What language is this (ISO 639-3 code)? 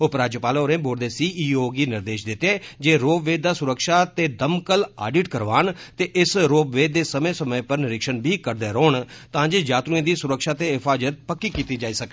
doi